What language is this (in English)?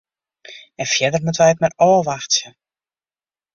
Western Frisian